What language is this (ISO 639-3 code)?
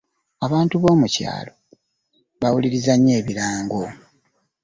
lug